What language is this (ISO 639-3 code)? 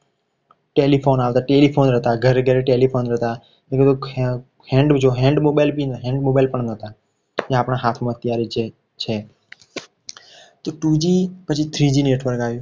guj